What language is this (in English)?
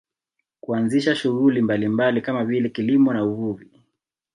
Swahili